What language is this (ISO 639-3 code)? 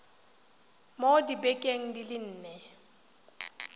tsn